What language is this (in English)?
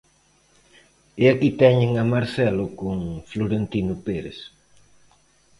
Galician